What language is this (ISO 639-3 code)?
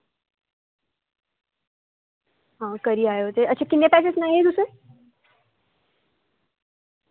doi